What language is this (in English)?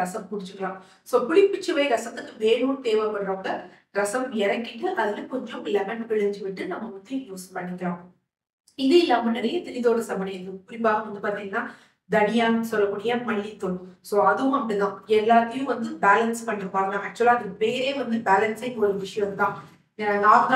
Tamil